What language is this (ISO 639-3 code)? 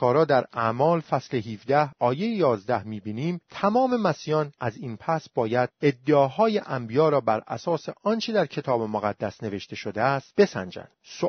fas